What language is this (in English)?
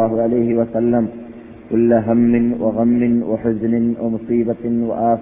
Malayalam